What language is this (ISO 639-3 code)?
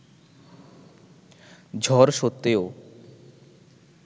ben